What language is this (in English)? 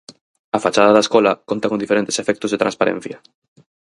Galician